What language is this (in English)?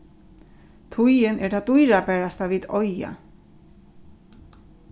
Faroese